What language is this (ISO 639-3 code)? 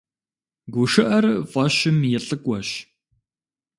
kbd